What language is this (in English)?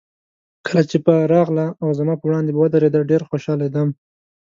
Pashto